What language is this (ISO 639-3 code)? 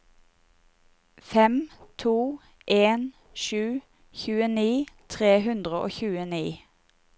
nor